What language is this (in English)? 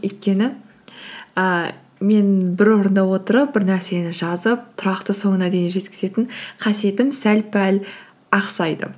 Kazakh